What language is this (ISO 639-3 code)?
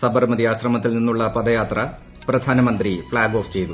mal